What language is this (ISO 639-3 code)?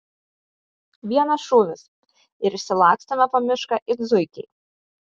lit